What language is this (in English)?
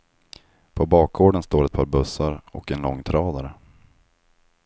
Swedish